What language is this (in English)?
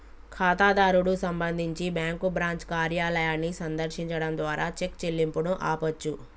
Telugu